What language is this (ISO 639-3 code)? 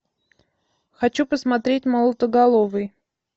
rus